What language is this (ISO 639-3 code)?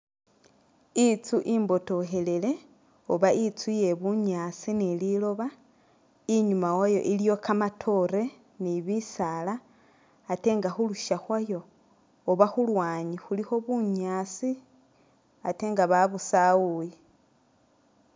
myx